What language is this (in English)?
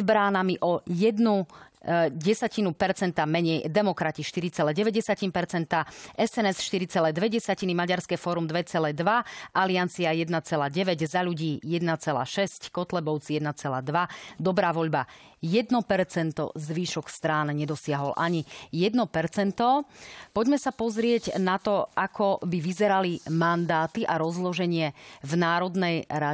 Slovak